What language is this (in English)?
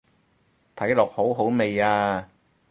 Cantonese